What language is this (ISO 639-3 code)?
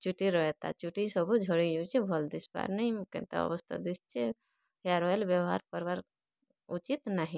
ori